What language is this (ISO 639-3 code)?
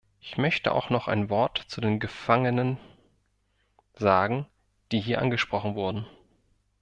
deu